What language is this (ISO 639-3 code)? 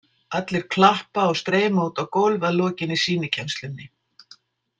isl